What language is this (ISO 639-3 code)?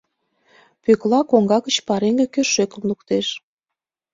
chm